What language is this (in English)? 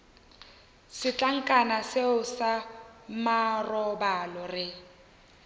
Northern Sotho